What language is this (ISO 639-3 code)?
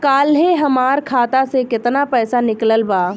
bho